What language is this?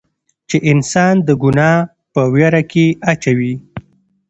Pashto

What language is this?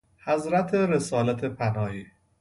Persian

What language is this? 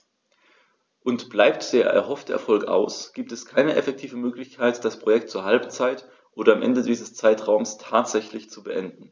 German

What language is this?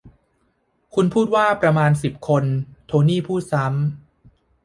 Thai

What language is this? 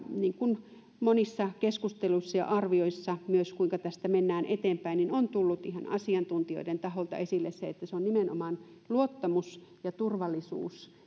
Finnish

